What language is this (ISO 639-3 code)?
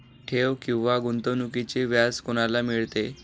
mar